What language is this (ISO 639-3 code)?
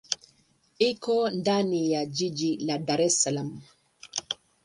swa